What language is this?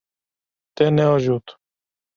Kurdish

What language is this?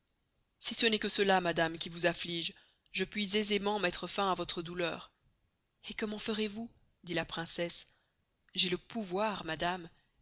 French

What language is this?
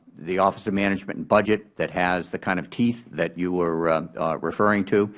English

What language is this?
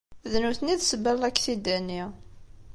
Kabyle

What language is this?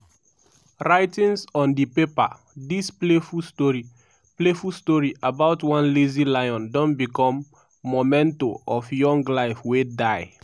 Nigerian Pidgin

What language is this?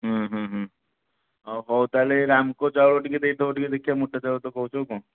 Odia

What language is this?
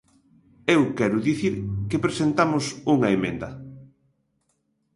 Galician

